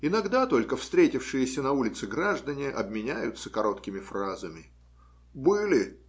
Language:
Russian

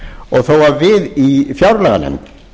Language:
Icelandic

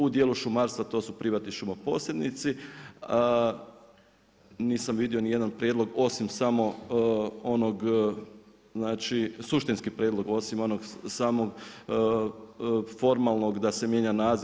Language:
Croatian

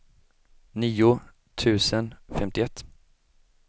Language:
Swedish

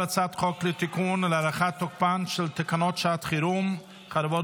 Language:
Hebrew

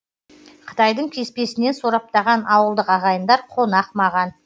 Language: Kazakh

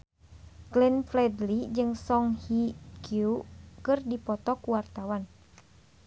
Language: Sundanese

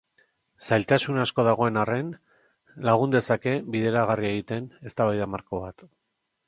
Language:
Basque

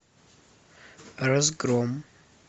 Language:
Russian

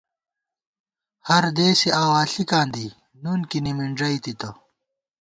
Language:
Gawar-Bati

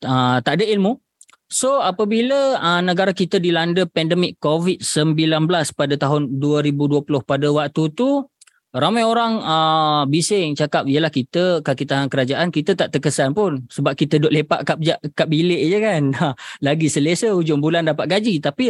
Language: Malay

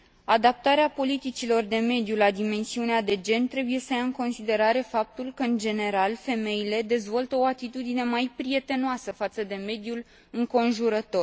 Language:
Romanian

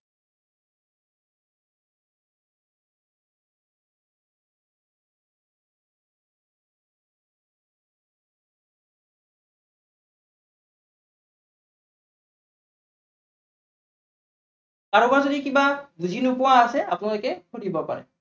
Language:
Assamese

